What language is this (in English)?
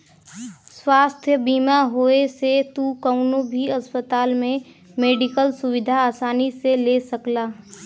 Bhojpuri